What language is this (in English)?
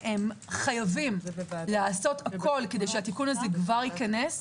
Hebrew